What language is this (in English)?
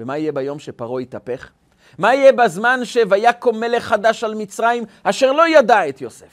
Hebrew